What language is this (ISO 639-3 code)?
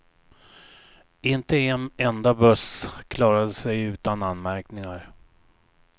swe